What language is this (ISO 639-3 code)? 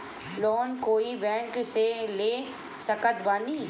bho